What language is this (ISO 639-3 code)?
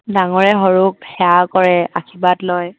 asm